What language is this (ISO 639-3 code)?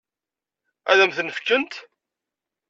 kab